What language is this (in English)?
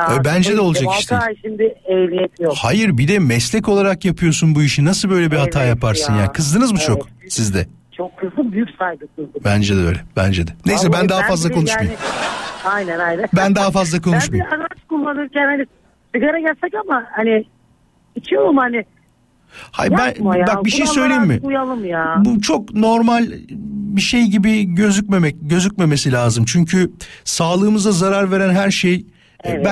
Turkish